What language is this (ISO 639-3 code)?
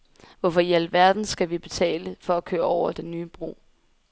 dan